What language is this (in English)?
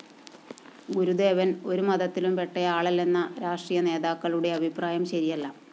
Malayalam